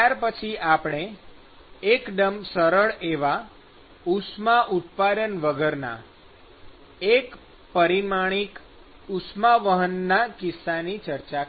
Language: Gujarati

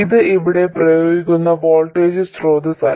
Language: Malayalam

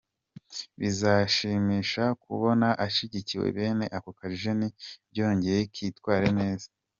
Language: Kinyarwanda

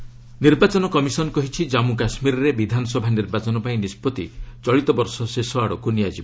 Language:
Odia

